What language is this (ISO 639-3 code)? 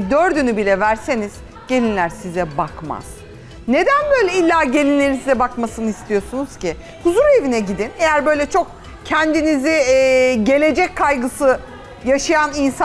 tur